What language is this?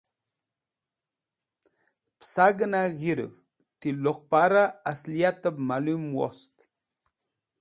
Wakhi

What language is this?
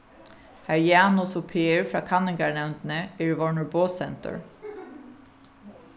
Faroese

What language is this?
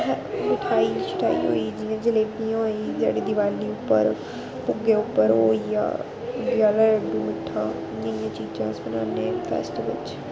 Dogri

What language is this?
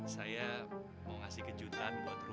Indonesian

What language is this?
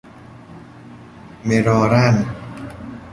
Persian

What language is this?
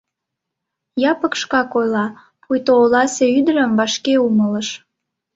Mari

